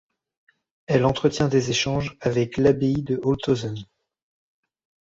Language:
French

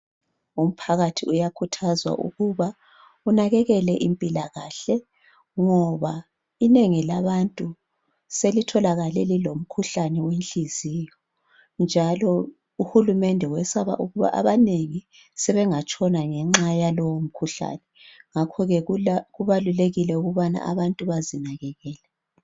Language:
North Ndebele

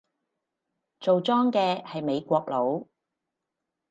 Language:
Cantonese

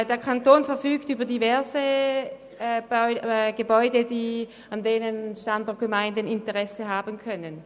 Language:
Swiss German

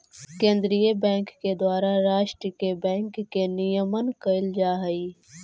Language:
Magahi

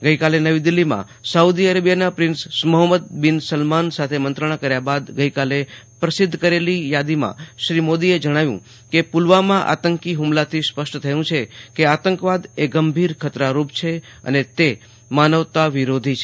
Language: Gujarati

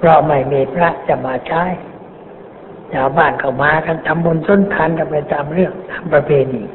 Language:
Thai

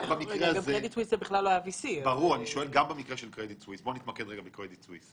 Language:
Hebrew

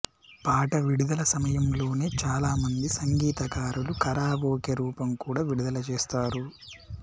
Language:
Telugu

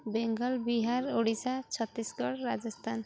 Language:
Odia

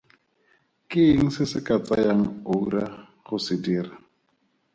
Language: Tswana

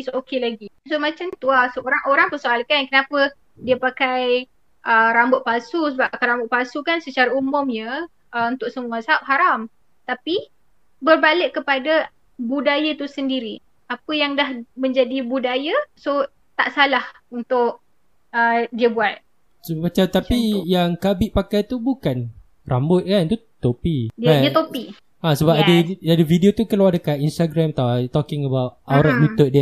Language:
Malay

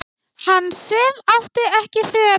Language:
Icelandic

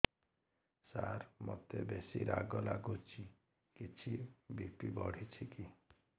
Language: Odia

